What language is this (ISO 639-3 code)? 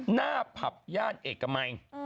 tha